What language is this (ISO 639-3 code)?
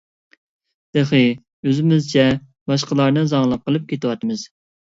uig